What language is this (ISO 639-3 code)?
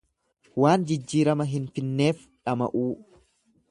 orm